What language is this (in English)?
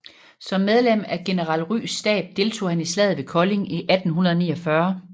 Danish